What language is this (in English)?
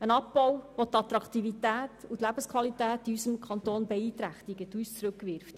Swiss German